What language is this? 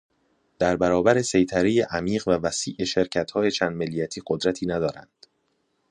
Persian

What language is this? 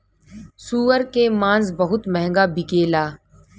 Bhojpuri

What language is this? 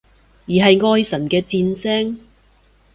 Cantonese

